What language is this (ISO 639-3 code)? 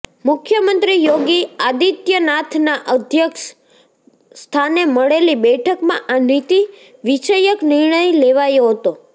guj